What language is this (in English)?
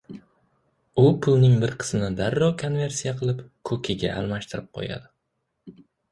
Uzbek